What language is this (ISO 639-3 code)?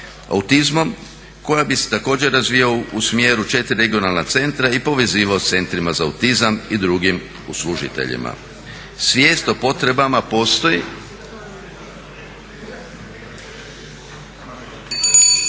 hrv